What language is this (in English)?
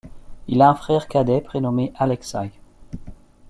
French